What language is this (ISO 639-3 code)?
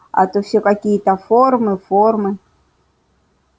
rus